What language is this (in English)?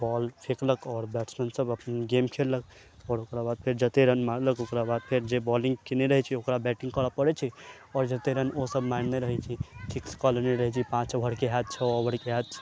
Maithili